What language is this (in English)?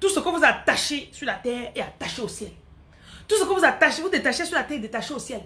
French